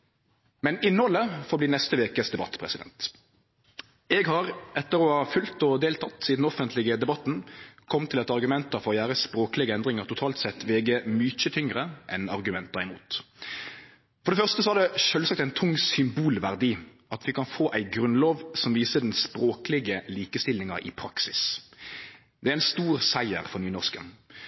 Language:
Norwegian Nynorsk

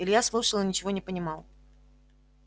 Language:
Russian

